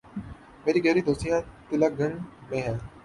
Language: Urdu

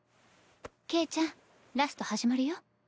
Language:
Japanese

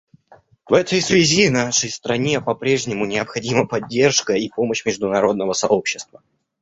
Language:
Russian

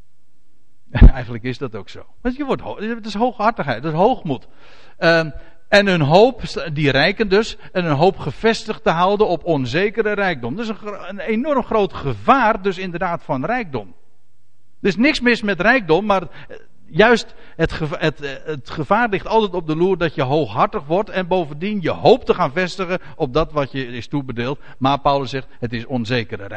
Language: Dutch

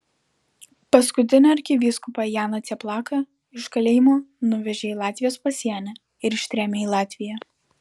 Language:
Lithuanian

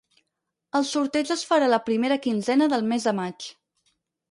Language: Catalan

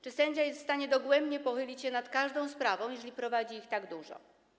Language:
Polish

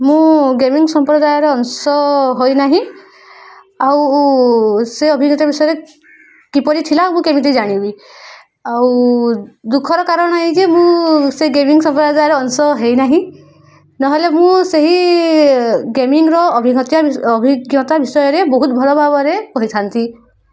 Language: Odia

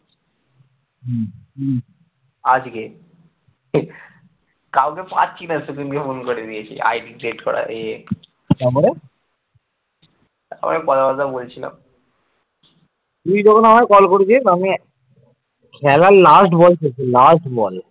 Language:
Bangla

